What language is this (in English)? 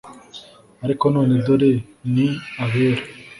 Kinyarwanda